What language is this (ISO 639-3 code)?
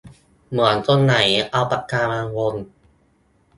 tha